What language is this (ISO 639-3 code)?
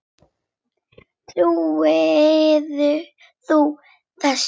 isl